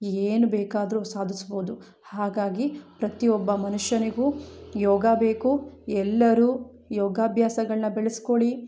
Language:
Kannada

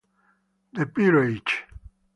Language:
Italian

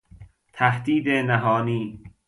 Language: Persian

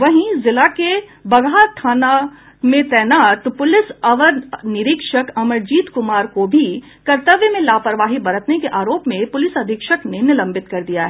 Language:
Hindi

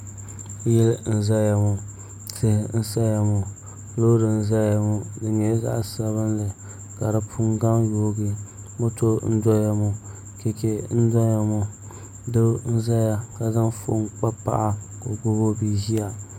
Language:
Dagbani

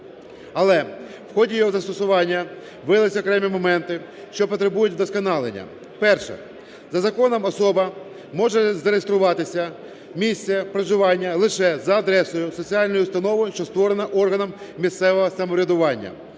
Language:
Ukrainian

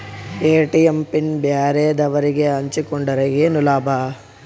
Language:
Kannada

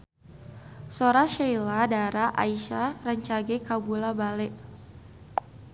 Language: Sundanese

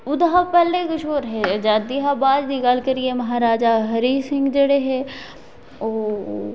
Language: Dogri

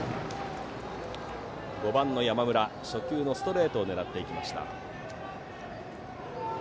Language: Japanese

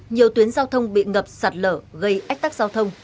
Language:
Vietnamese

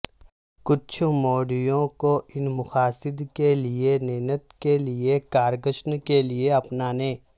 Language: Urdu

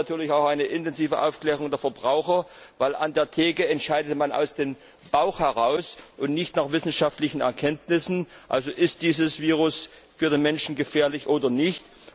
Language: German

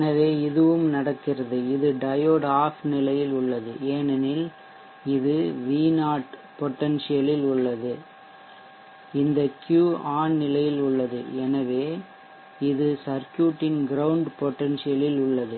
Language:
Tamil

